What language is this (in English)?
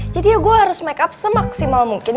Indonesian